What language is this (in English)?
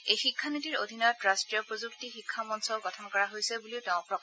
Assamese